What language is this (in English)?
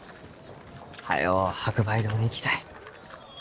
Japanese